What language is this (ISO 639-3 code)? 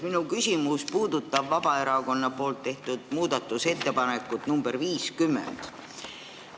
est